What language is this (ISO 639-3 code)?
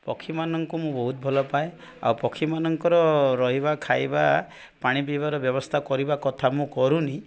ori